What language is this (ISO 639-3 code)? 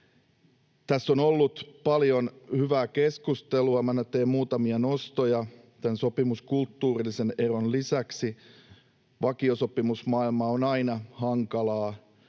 fin